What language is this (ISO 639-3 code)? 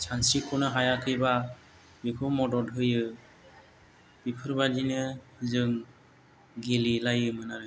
brx